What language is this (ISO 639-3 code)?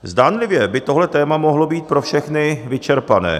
ces